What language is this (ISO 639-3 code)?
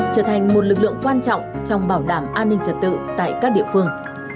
vie